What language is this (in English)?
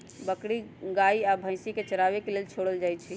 Magahi